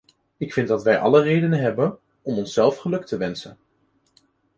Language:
Dutch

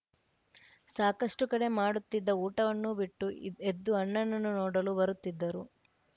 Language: Kannada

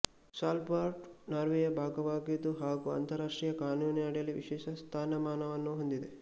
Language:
Kannada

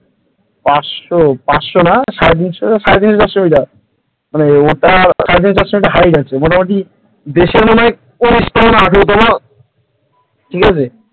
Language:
Bangla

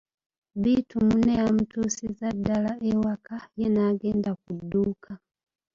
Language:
Ganda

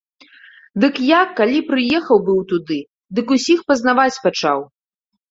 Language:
Belarusian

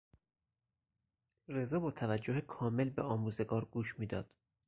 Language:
Persian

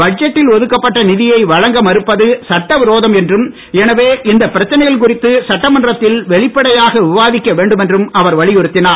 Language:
Tamil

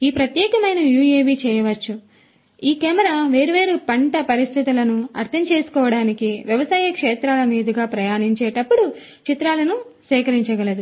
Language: Telugu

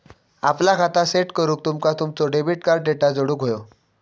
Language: Marathi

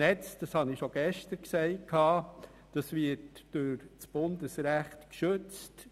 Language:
Swiss German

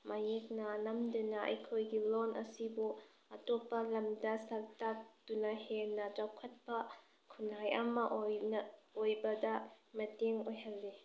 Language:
Manipuri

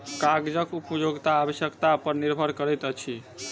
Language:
Maithili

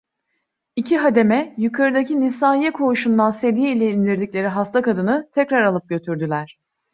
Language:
Turkish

